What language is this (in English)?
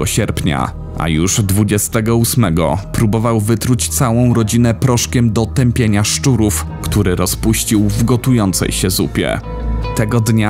Polish